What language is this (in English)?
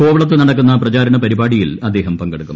Malayalam